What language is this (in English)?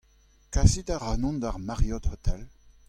Breton